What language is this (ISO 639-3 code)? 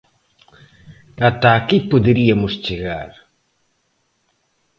glg